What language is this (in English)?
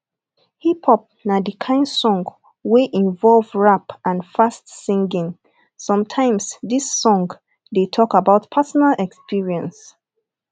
Nigerian Pidgin